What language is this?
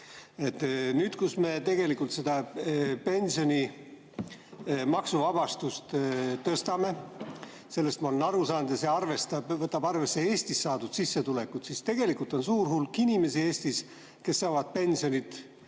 Estonian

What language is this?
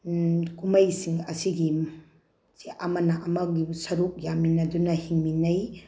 Manipuri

